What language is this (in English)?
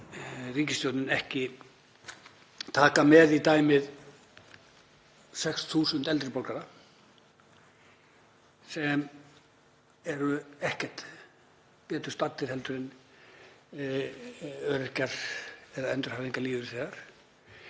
Icelandic